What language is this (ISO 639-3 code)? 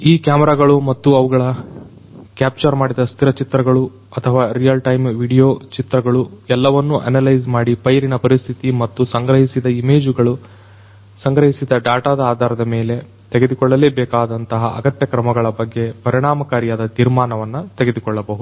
kan